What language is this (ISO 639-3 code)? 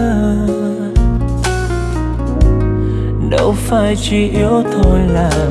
vie